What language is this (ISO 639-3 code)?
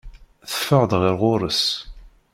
kab